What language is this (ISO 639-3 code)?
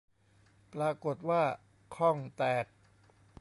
tha